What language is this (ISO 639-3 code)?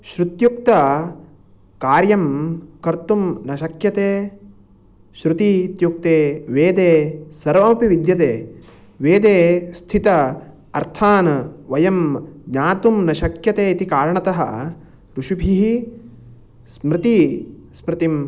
san